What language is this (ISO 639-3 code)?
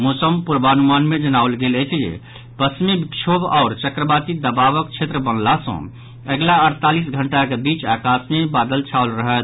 mai